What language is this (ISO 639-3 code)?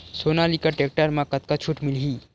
hne